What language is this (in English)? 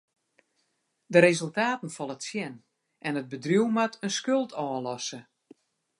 Western Frisian